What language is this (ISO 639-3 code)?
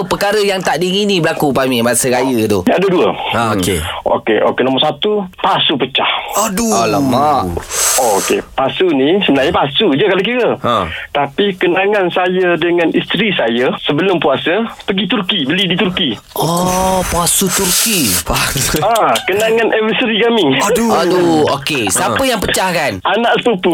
msa